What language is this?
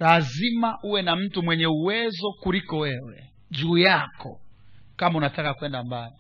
Swahili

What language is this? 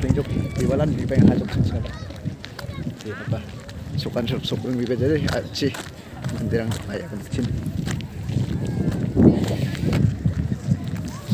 Indonesian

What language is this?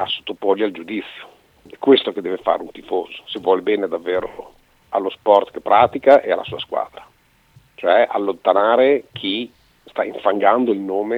Italian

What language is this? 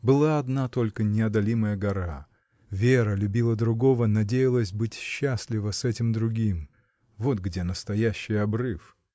Russian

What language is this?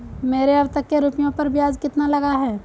Hindi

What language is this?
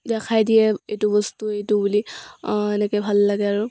Assamese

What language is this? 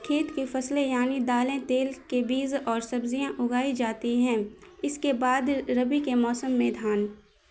Urdu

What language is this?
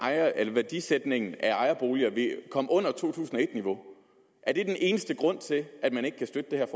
Danish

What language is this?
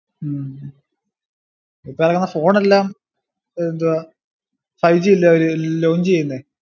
Malayalam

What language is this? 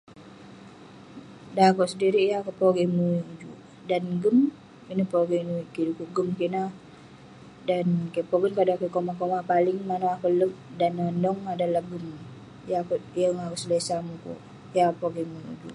Western Penan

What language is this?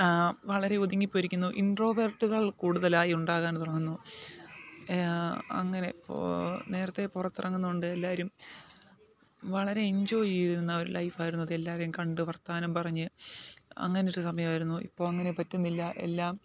Malayalam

